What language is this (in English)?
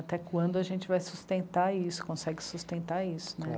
Portuguese